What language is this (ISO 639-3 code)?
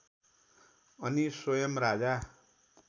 nep